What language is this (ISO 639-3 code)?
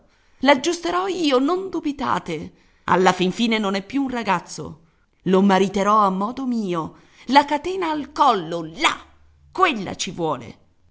ita